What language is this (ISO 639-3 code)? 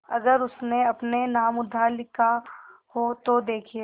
hin